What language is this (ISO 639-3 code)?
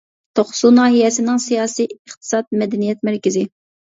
uig